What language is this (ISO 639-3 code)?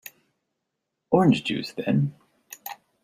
eng